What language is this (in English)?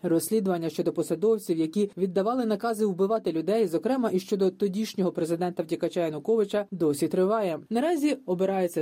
Ukrainian